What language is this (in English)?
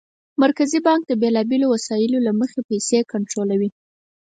Pashto